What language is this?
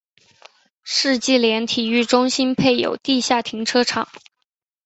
Chinese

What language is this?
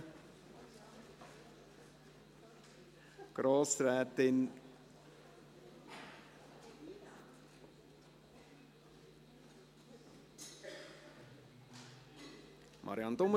Swiss German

